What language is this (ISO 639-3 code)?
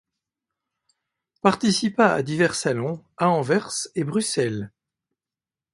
fra